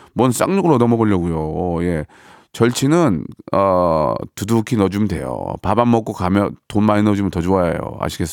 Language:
Korean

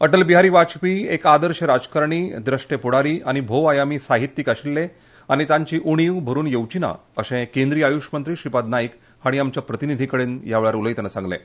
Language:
Konkani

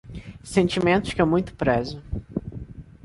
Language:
Portuguese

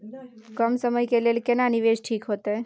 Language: Maithili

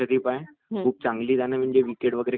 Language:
Marathi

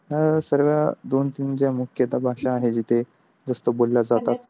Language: Marathi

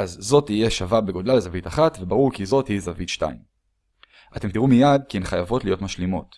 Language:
Hebrew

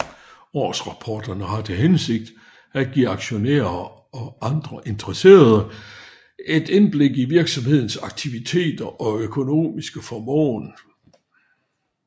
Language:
Danish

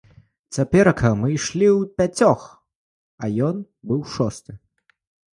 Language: Belarusian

